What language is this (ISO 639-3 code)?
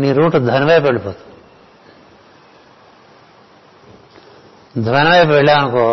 tel